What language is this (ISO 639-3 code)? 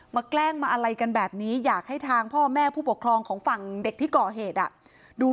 tha